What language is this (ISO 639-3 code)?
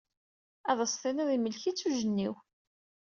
kab